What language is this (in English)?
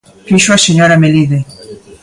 Galician